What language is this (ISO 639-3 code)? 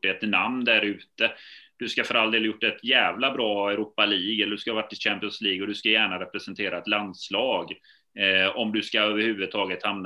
swe